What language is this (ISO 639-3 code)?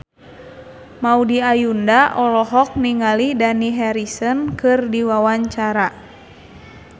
sun